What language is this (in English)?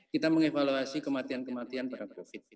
Indonesian